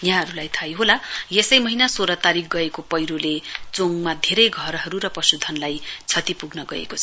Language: Nepali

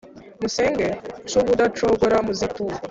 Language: Kinyarwanda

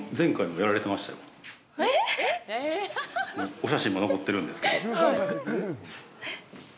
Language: Japanese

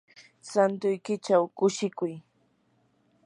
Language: Yanahuanca Pasco Quechua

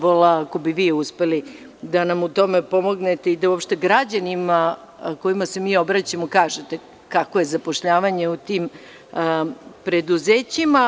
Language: Serbian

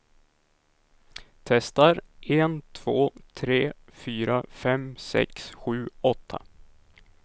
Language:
Swedish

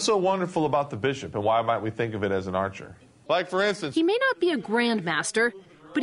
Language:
English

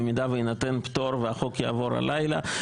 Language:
Hebrew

